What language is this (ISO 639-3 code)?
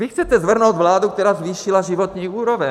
ces